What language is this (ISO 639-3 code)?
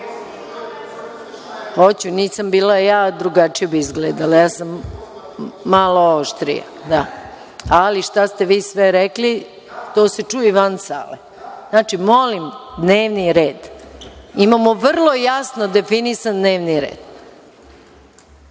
srp